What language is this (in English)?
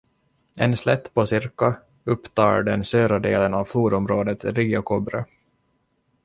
Swedish